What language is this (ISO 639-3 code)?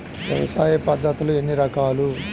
tel